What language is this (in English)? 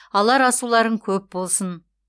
Kazakh